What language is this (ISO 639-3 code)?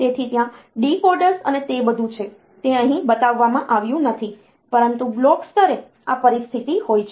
guj